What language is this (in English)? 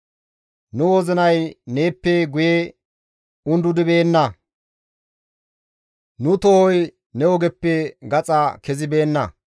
Gamo